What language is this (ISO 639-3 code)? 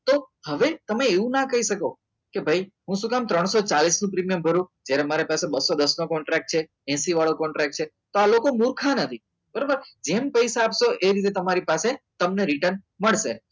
guj